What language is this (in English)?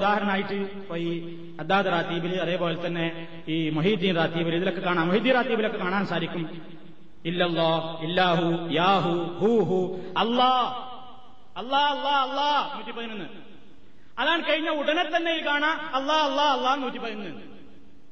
Malayalam